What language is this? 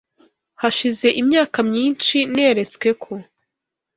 Kinyarwanda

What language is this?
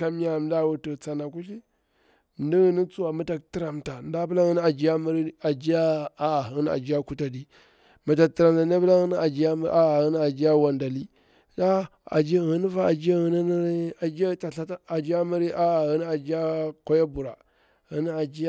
Bura-Pabir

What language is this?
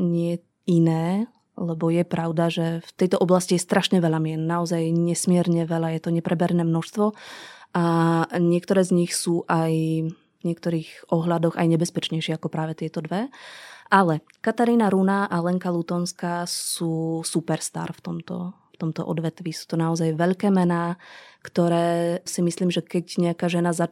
Slovak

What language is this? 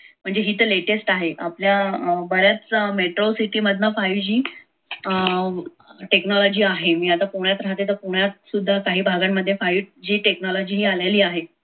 Marathi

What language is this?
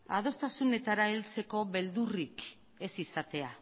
Basque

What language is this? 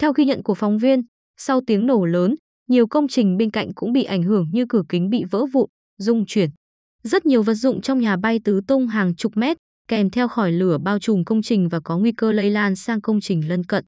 Vietnamese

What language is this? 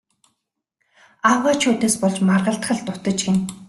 Mongolian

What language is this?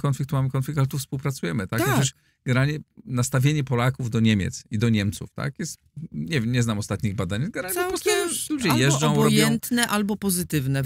Polish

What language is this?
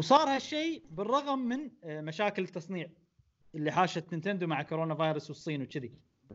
Arabic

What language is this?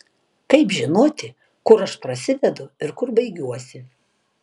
Lithuanian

